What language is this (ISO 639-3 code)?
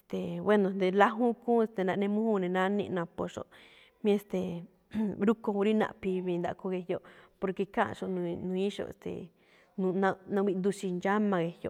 tcf